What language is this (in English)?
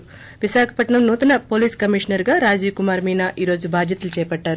Telugu